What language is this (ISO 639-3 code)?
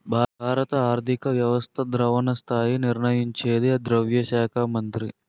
tel